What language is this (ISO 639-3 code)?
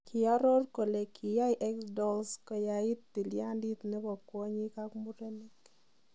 kln